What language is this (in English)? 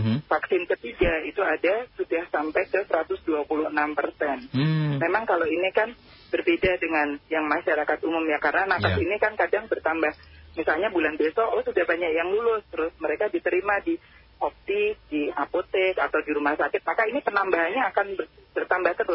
Indonesian